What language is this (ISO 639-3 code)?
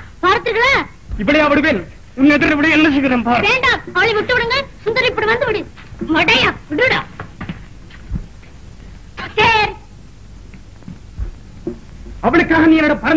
tam